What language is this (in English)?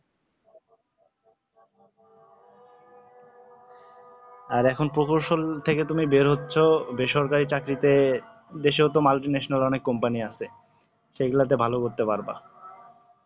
Bangla